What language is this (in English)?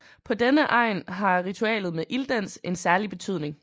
Danish